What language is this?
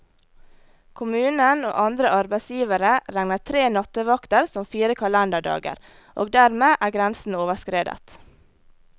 Norwegian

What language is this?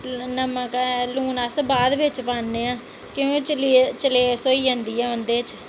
Dogri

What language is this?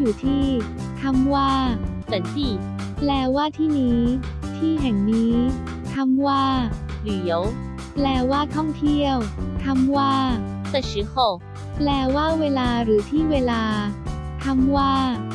Thai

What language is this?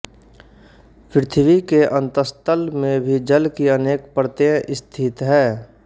Hindi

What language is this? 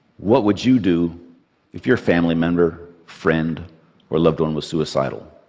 English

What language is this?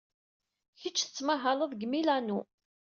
Kabyle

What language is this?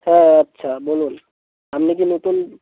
Bangla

